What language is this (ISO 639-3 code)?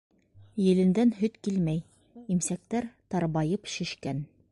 bak